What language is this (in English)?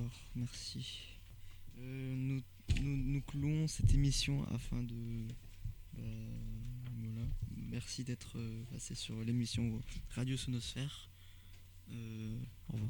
French